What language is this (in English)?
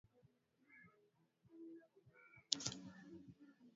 Swahili